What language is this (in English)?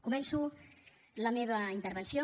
Catalan